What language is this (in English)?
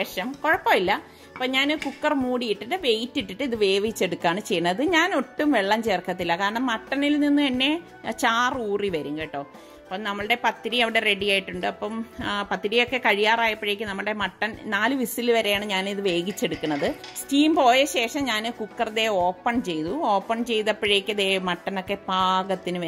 Hindi